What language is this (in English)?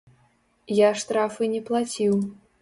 Belarusian